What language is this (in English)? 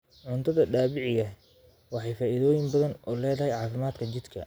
Somali